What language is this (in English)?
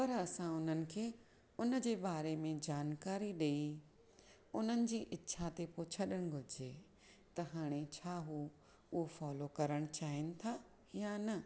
Sindhi